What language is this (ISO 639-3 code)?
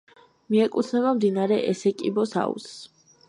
kat